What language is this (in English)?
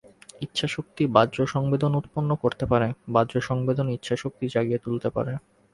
Bangla